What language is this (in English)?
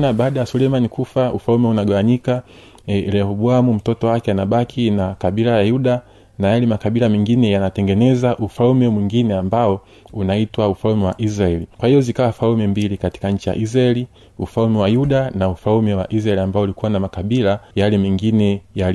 Swahili